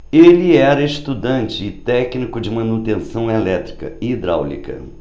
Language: Portuguese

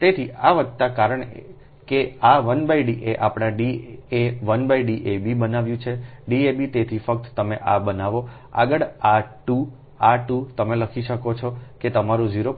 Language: Gujarati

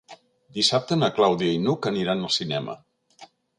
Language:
Catalan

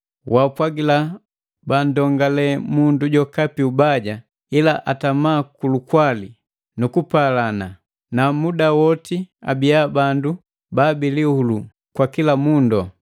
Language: Matengo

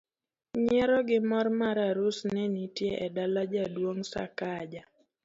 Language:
Luo (Kenya and Tanzania)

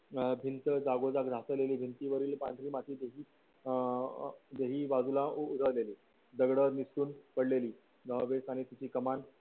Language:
Marathi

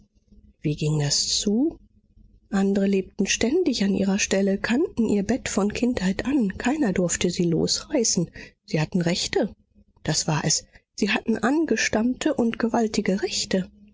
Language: German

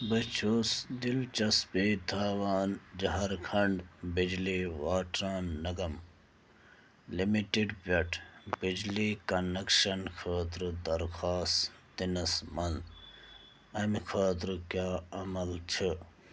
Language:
Kashmiri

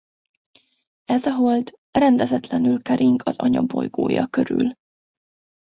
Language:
Hungarian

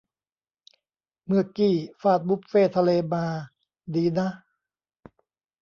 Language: Thai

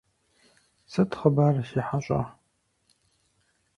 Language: Kabardian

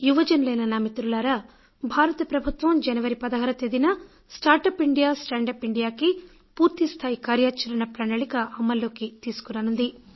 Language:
Telugu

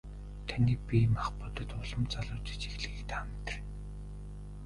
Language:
Mongolian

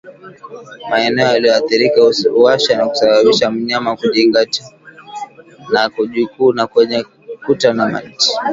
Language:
Swahili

